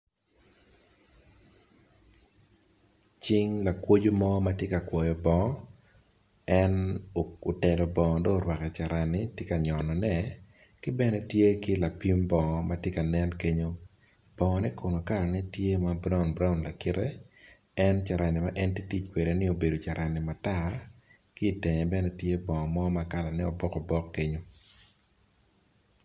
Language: Acoli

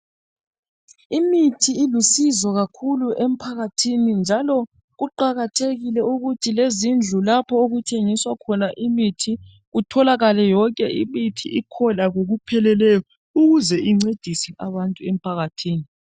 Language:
North Ndebele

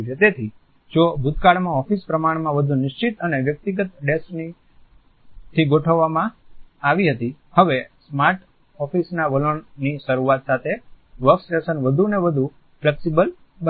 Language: Gujarati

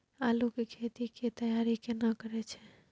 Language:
Maithili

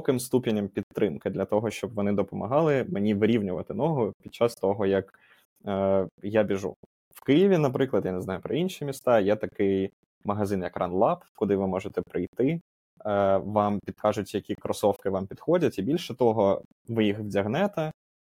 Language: Ukrainian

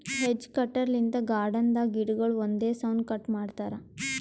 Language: Kannada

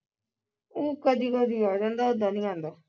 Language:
Punjabi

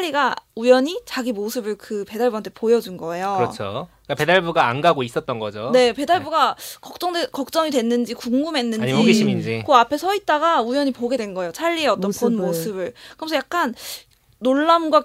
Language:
Korean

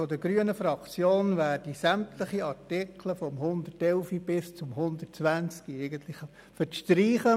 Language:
Swiss German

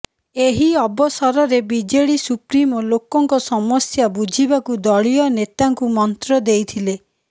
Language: Odia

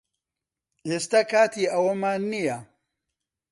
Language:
Central Kurdish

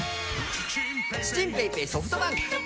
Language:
Japanese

